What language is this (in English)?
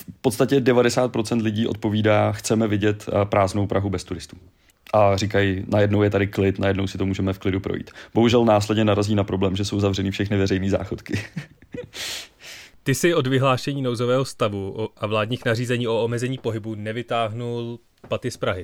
Czech